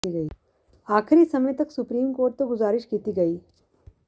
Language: Punjabi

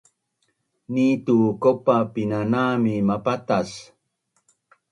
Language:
Bunun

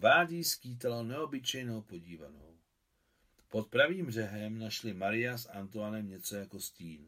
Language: Czech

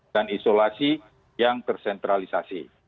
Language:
Indonesian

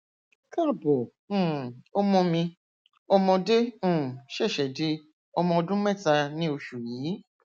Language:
Yoruba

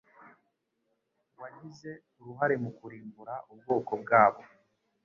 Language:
Kinyarwanda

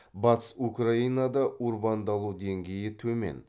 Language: Kazakh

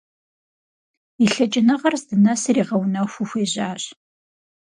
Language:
Kabardian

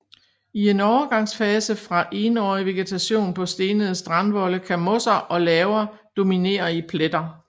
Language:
Danish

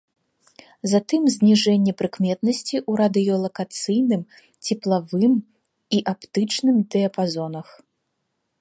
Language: Belarusian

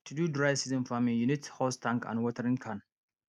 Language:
Nigerian Pidgin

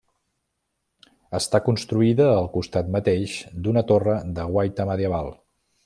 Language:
Catalan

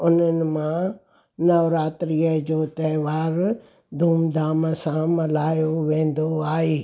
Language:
Sindhi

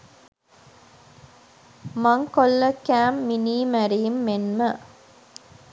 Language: Sinhala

